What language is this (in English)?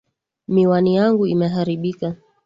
Swahili